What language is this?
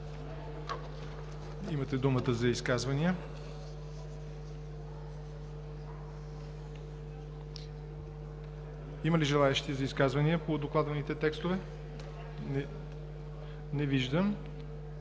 Bulgarian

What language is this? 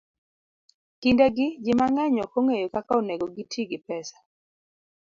Luo (Kenya and Tanzania)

